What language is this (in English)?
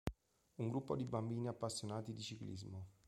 Italian